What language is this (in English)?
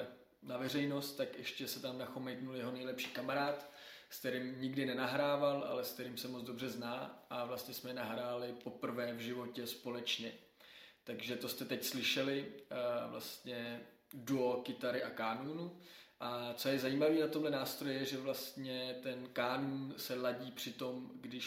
Czech